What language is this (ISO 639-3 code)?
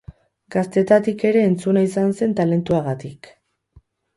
eus